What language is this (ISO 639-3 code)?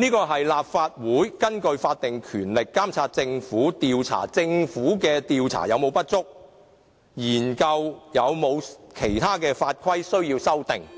yue